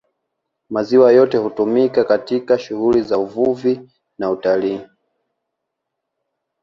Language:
Swahili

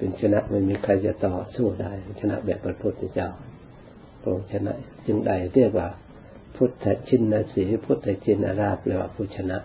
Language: Thai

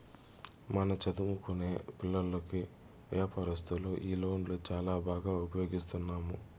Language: Telugu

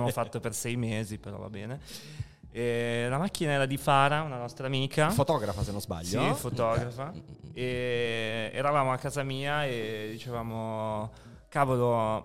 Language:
Italian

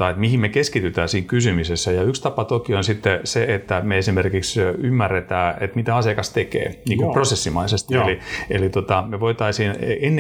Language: Finnish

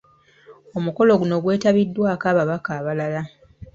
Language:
Ganda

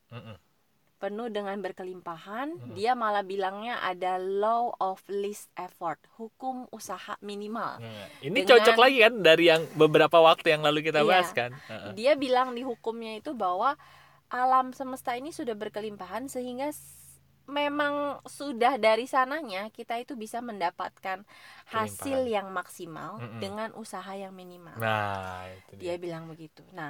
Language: Indonesian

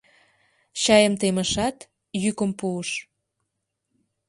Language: Mari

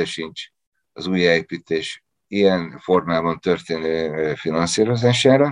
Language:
Hungarian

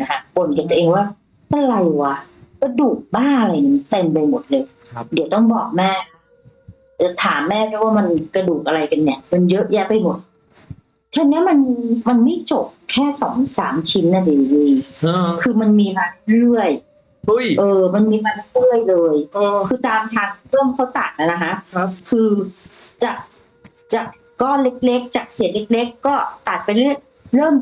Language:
Thai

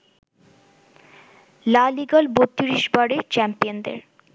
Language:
Bangla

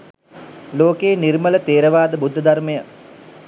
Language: Sinhala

